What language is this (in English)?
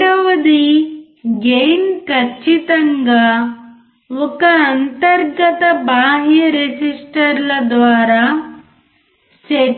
Telugu